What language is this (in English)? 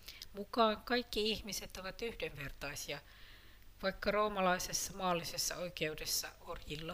Finnish